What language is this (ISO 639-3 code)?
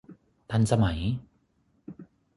tha